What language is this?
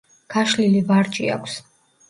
Georgian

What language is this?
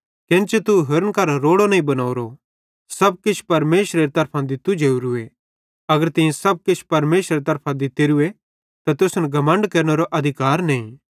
Bhadrawahi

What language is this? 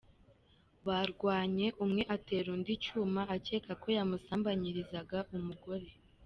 Kinyarwanda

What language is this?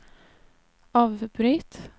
Swedish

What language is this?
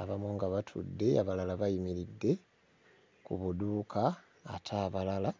Ganda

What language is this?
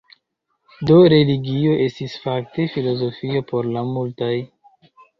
Esperanto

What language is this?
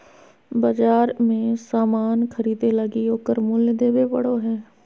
Magahi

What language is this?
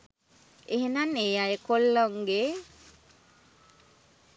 Sinhala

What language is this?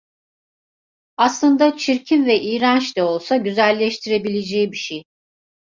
Turkish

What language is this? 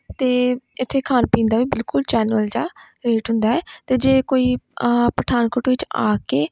Punjabi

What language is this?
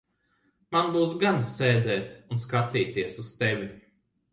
Latvian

